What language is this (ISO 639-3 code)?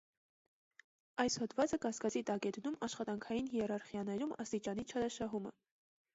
hye